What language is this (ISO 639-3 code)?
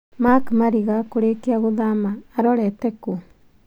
kik